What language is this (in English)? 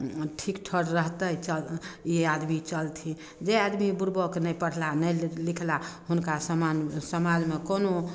Maithili